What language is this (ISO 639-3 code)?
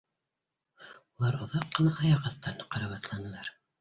bak